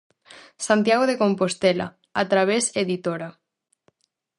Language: Galician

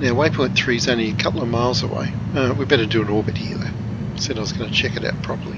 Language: English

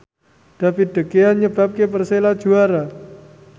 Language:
Javanese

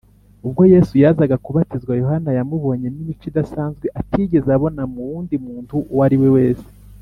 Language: Kinyarwanda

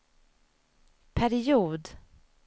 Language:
Swedish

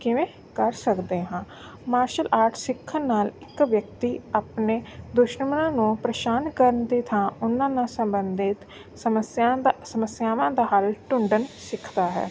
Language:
Punjabi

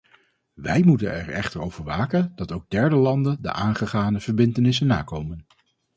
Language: Dutch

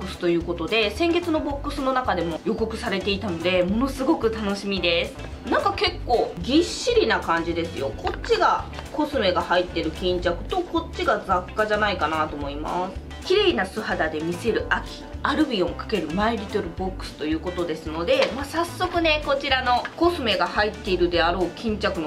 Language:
Japanese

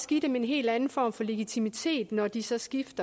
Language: Danish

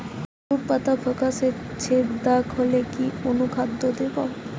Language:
Bangla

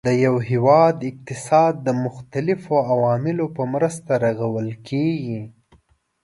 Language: Pashto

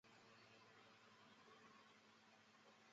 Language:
Chinese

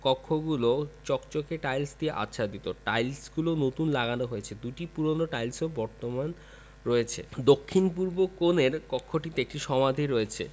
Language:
Bangla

